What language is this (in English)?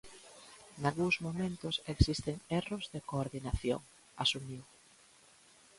Galician